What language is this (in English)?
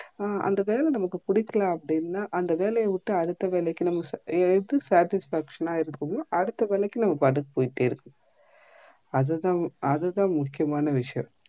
Tamil